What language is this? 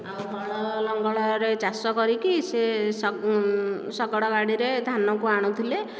Odia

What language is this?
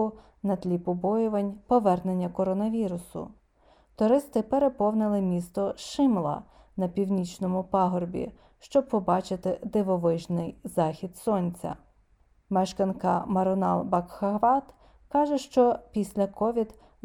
Ukrainian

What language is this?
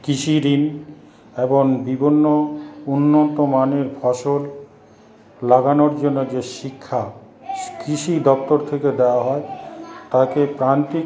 Bangla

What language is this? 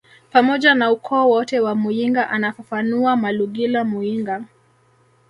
Swahili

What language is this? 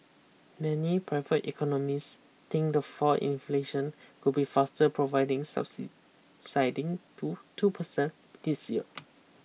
English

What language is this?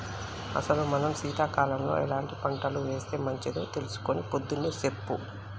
Telugu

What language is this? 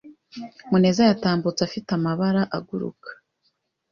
Kinyarwanda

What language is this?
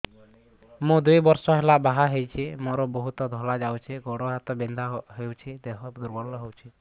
Odia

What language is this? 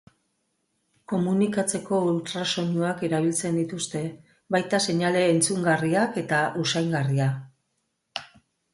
Basque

